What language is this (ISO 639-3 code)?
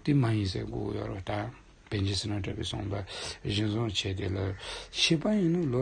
ron